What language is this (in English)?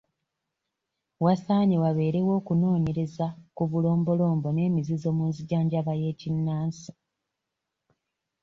Ganda